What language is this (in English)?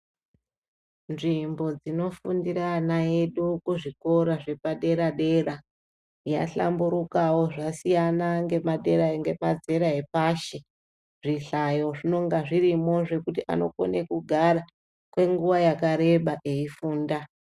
Ndau